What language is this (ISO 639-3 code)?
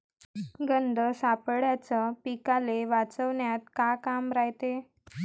mar